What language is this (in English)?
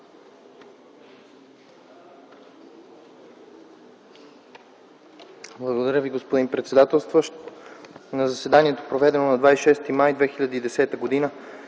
Bulgarian